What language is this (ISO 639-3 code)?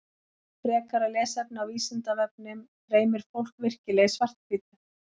isl